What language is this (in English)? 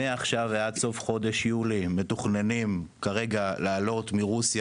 Hebrew